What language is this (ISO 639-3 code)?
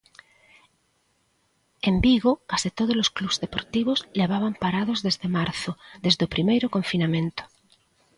glg